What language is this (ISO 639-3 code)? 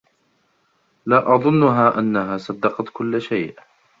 ara